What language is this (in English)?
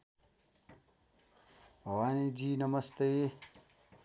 Nepali